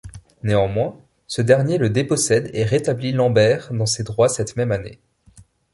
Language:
French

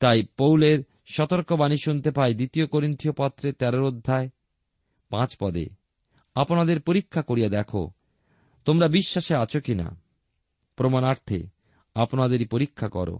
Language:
Bangla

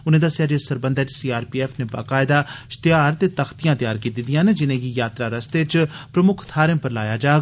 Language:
Dogri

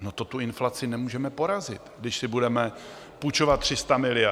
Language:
Czech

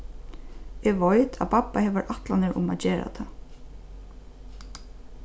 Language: Faroese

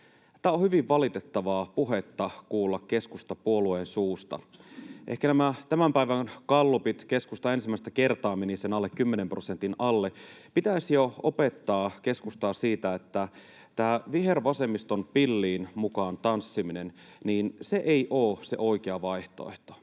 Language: Finnish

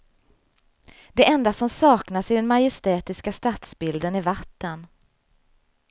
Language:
Swedish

